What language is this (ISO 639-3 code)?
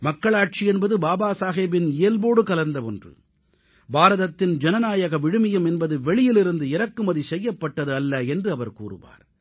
tam